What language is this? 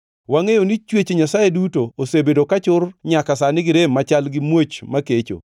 Luo (Kenya and Tanzania)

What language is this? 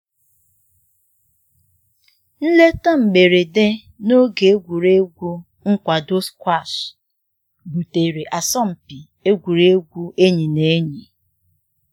Igbo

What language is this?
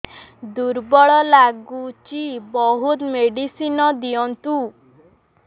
Odia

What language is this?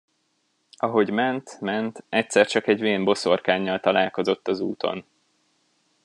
Hungarian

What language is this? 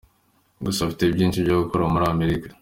Kinyarwanda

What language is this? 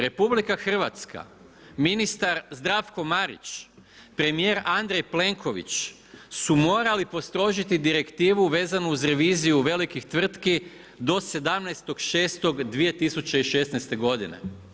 Croatian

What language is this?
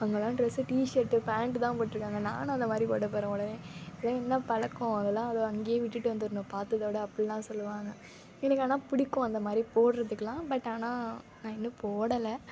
Tamil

